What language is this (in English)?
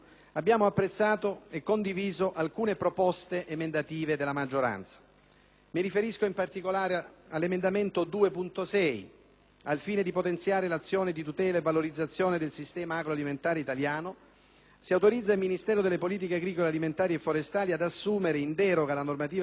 Italian